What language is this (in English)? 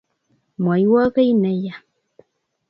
Kalenjin